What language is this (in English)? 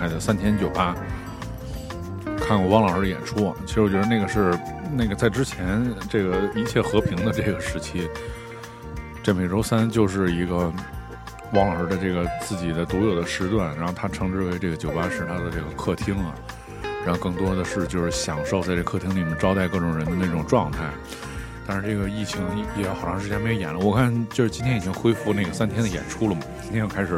Chinese